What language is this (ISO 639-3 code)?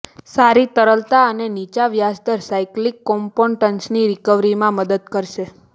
guj